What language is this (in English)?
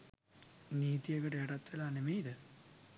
Sinhala